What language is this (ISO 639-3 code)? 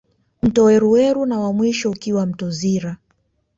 swa